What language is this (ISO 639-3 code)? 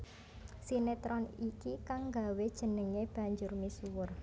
jav